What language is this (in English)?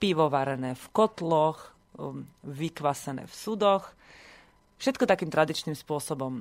Slovak